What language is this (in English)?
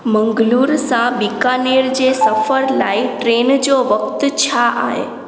Sindhi